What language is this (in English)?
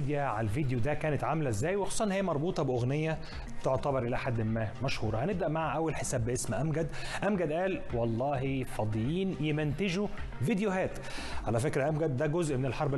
Arabic